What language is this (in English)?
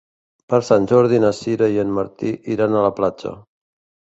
Catalan